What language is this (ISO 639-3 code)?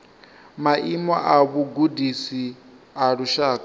ven